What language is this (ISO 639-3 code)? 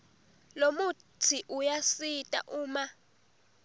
ssw